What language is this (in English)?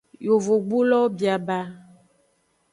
Aja (Benin)